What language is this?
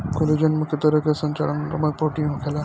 Bhojpuri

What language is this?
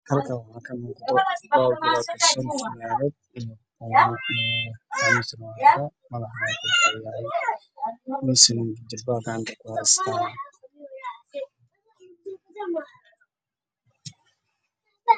Somali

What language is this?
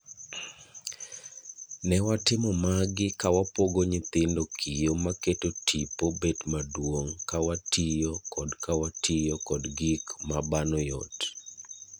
Luo (Kenya and Tanzania)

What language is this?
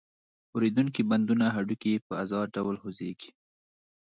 Pashto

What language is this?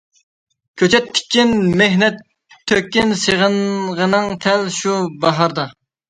Uyghur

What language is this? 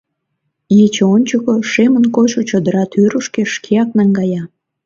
Mari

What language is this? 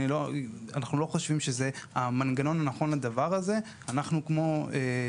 Hebrew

